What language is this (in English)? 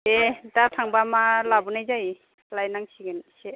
Bodo